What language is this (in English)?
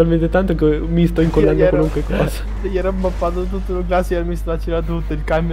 Italian